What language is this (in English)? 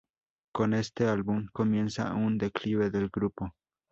Spanish